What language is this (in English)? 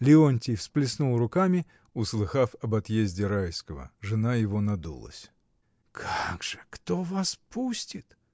Russian